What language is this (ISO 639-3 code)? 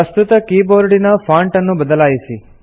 kan